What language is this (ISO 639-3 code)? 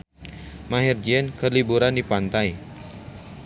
sun